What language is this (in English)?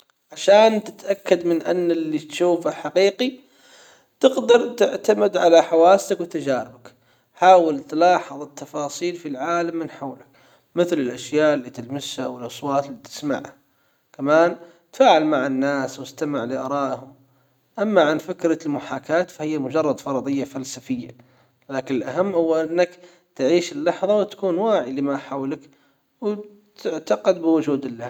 Hijazi Arabic